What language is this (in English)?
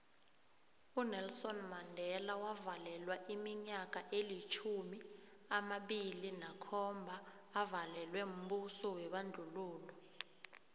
South Ndebele